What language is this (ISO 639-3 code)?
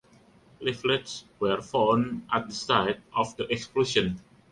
eng